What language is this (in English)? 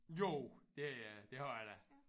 Danish